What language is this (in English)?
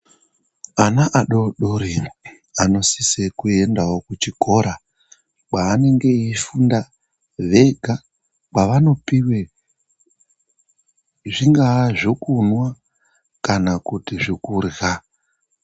Ndau